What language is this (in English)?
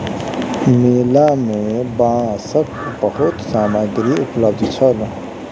Maithili